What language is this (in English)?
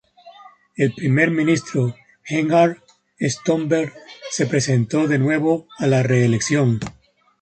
Spanish